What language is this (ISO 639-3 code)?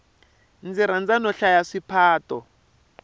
tso